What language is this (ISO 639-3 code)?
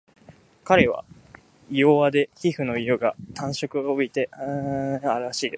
jpn